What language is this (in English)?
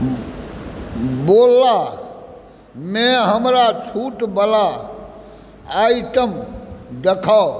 Maithili